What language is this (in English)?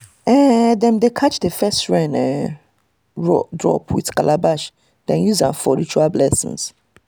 Nigerian Pidgin